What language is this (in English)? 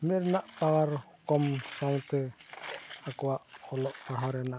Santali